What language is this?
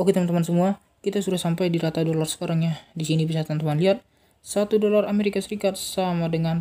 Indonesian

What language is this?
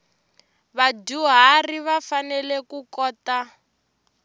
Tsonga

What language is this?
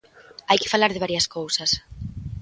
Galician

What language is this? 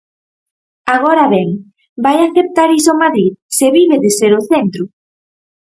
Galician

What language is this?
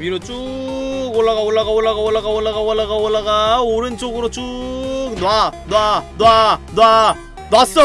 Korean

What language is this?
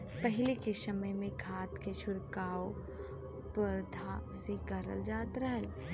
Bhojpuri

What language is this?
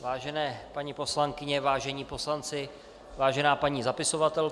Czech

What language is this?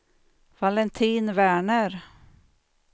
Swedish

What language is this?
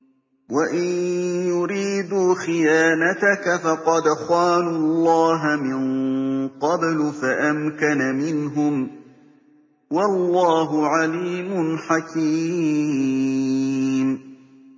Arabic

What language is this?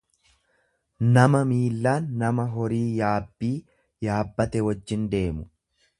Oromo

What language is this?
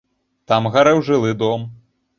Belarusian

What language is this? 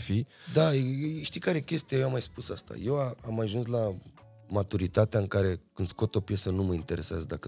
Romanian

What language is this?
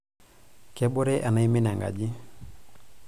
Masai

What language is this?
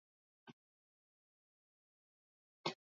Swahili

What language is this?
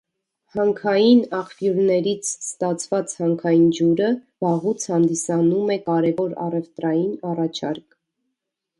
Armenian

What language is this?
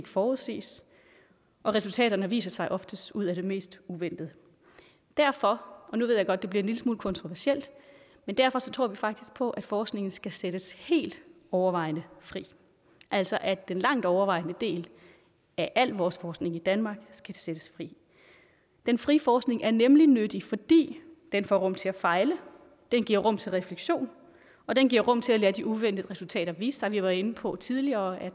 Danish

